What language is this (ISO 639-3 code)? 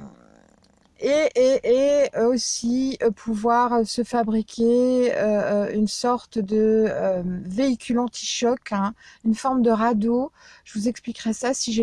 fra